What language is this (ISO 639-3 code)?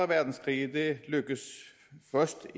dan